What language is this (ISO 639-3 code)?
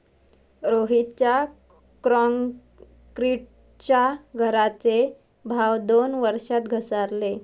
mar